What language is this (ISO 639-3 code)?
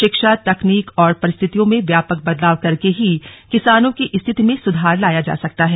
hin